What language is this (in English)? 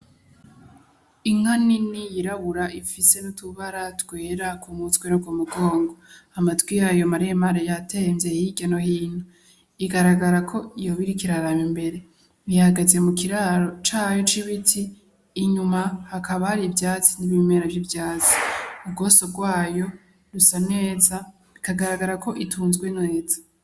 Rundi